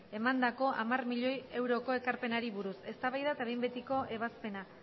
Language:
Basque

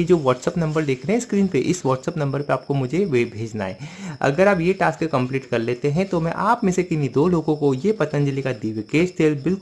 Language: Hindi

